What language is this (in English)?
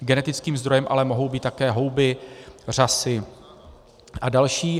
Czech